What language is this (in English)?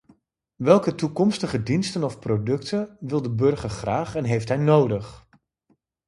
Dutch